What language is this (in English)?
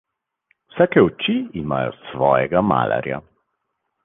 Slovenian